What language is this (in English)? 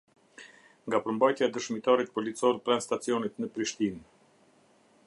Albanian